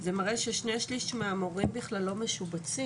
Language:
Hebrew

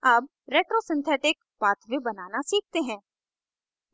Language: Hindi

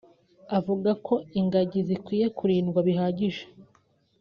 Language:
Kinyarwanda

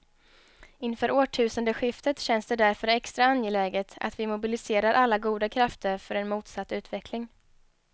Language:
Swedish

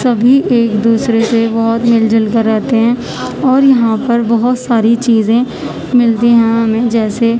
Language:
Urdu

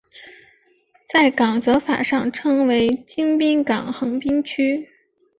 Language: Chinese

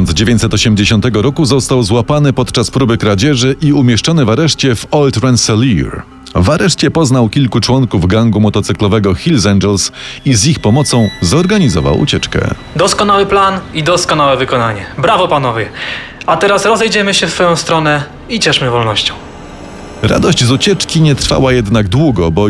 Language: Polish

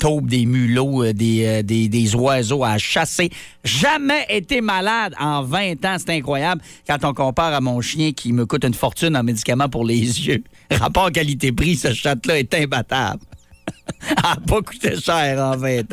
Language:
French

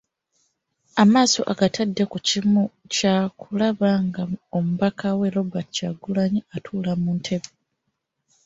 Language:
Ganda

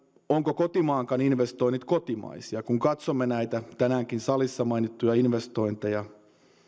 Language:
Finnish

